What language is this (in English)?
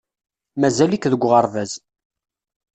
Kabyle